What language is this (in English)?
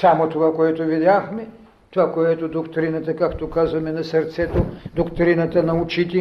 Bulgarian